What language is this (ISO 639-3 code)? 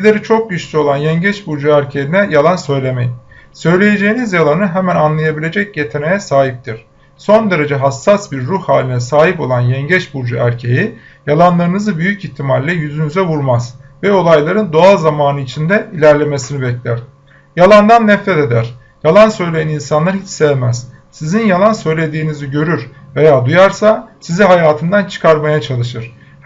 tur